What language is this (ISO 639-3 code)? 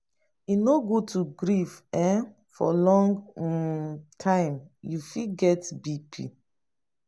pcm